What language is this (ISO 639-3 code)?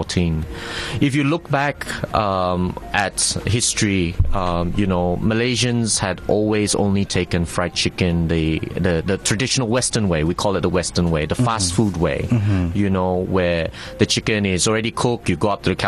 msa